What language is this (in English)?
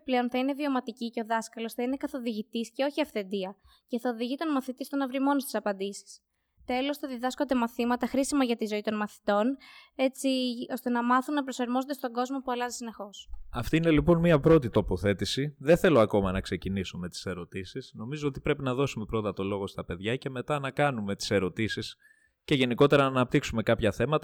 Greek